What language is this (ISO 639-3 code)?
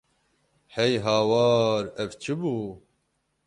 kur